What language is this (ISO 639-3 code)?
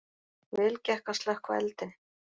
isl